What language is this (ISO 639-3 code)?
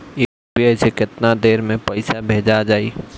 bho